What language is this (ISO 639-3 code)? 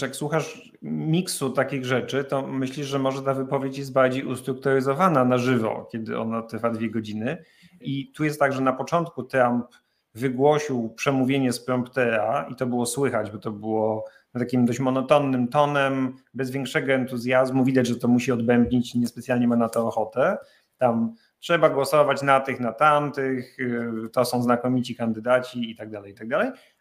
pol